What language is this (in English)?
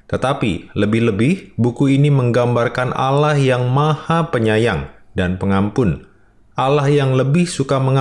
Indonesian